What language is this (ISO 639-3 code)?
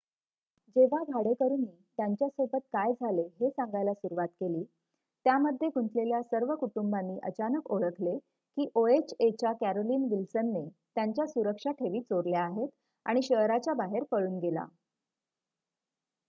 mar